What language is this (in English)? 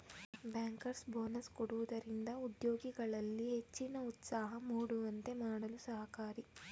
Kannada